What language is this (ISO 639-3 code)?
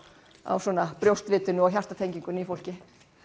isl